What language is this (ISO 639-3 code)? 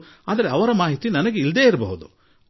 kan